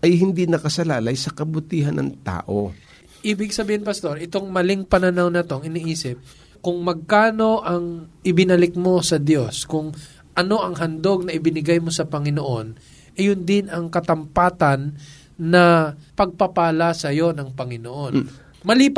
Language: Filipino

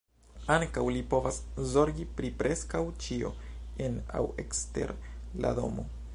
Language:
Esperanto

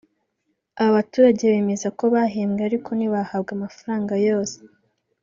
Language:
Kinyarwanda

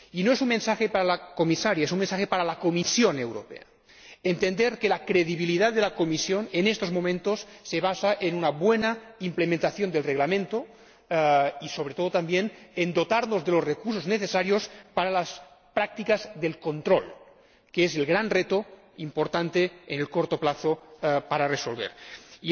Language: Spanish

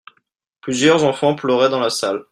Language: French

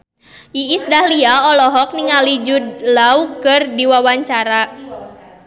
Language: Sundanese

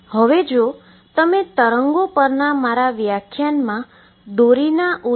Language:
Gujarati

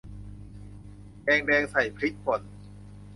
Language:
Thai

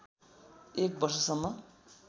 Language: Nepali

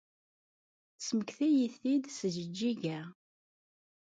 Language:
Kabyle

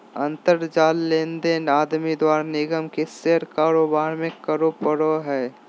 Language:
Magahi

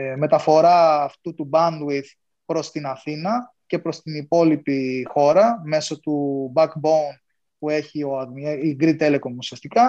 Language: Greek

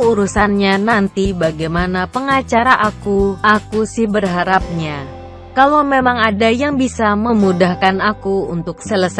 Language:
Indonesian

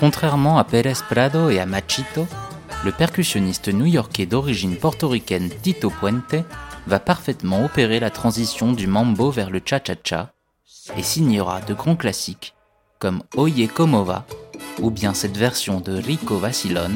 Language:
French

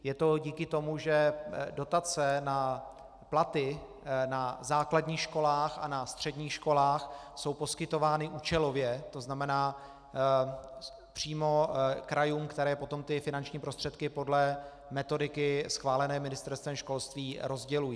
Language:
Czech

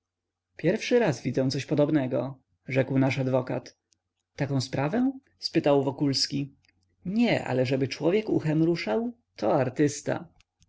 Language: Polish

